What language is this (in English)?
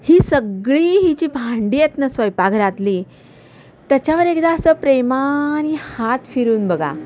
Marathi